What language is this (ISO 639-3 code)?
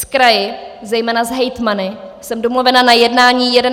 ces